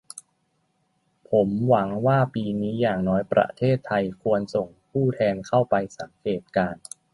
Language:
Thai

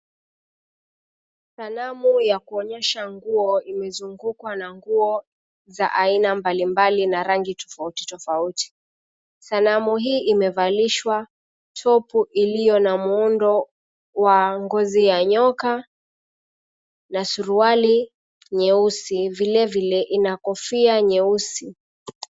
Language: Swahili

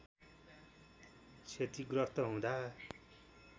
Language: Nepali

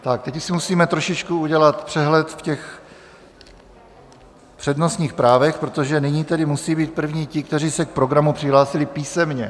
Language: Czech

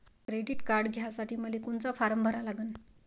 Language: Marathi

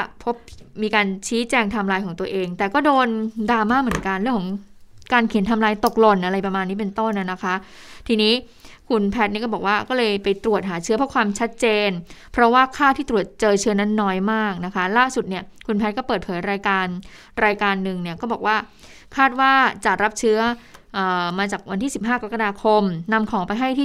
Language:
Thai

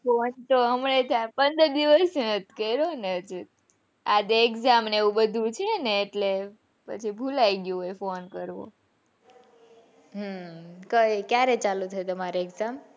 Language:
Gujarati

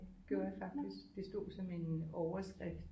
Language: Danish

